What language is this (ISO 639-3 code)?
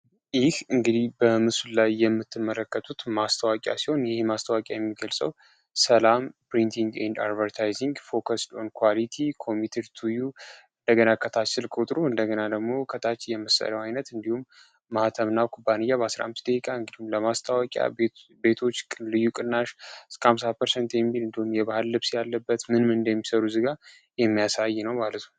amh